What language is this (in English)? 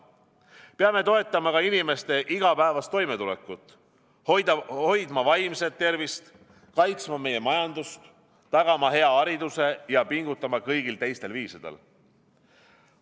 Estonian